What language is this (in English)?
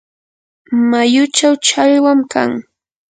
Yanahuanca Pasco Quechua